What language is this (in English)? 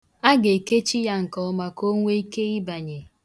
Igbo